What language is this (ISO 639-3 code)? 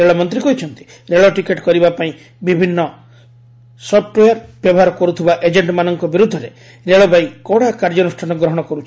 ori